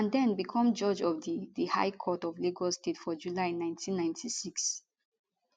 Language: Nigerian Pidgin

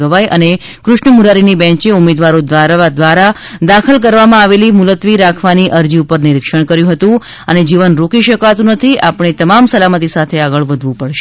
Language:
Gujarati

